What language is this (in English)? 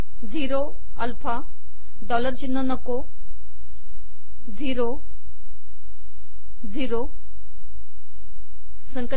Marathi